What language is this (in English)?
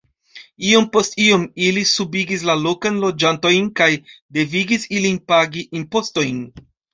Esperanto